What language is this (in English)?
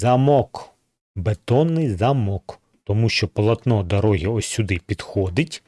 Ukrainian